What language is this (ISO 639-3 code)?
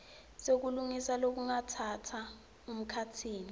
ssw